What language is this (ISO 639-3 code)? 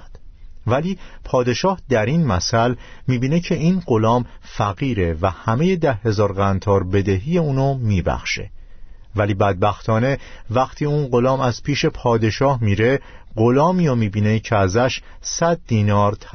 fas